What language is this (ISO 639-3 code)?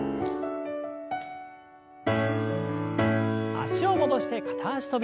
jpn